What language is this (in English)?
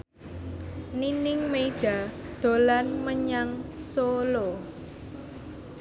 Javanese